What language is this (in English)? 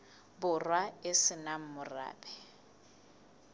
Southern Sotho